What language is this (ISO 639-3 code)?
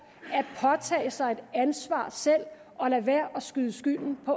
dan